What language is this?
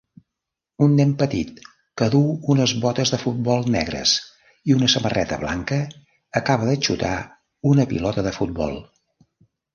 Catalan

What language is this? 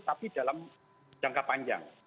Indonesian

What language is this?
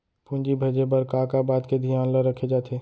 Chhattisgarhi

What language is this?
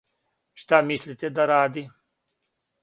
Serbian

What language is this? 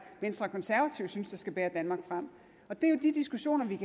Danish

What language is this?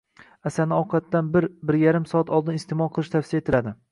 Uzbek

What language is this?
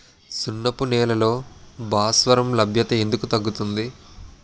Telugu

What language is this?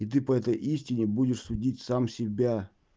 Russian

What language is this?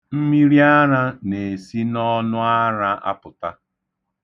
Igbo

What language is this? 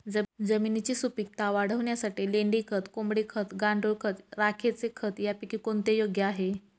Marathi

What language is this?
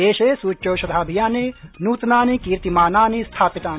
Sanskrit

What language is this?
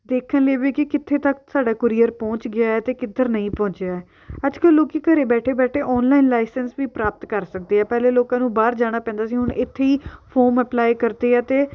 Punjabi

